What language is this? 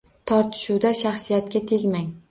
Uzbek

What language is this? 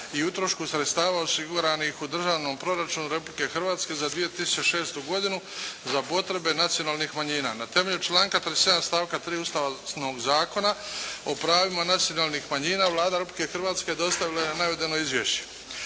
Croatian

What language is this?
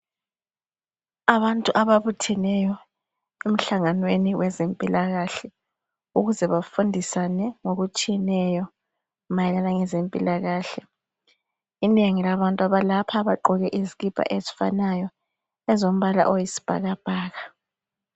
North Ndebele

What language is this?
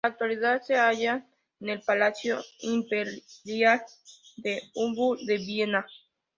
Spanish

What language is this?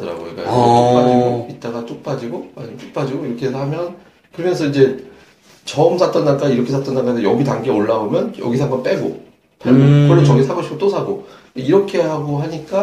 Korean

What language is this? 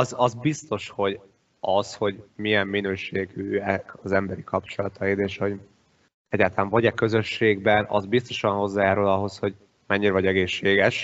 Hungarian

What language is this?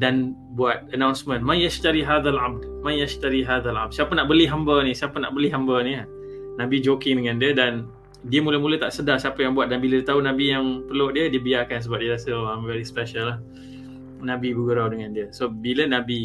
Malay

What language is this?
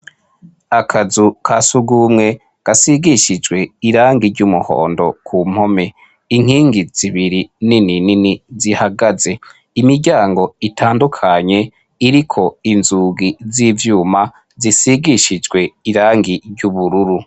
Rundi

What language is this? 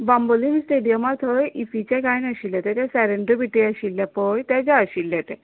Konkani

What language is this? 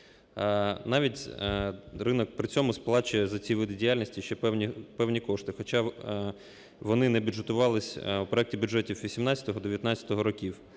Ukrainian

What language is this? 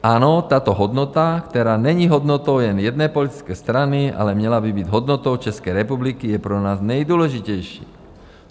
Czech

